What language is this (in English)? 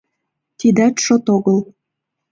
Mari